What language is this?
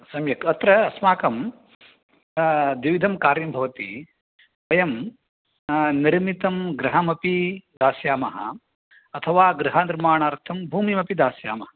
Sanskrit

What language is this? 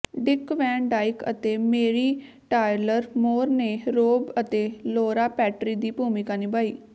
Punjabi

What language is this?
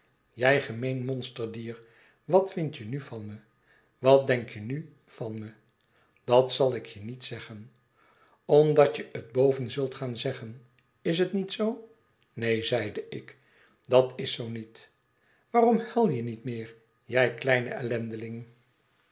Dutch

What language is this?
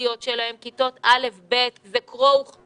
Hebrew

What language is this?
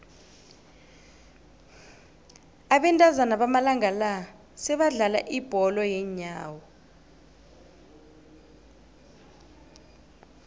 South Ndebele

